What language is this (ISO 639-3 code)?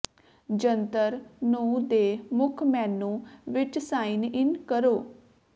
pan